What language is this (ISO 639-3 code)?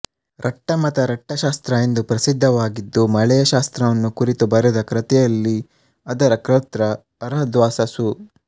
kan